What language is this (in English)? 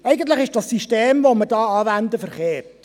Swiss German